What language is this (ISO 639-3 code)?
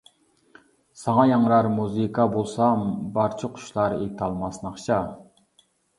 uig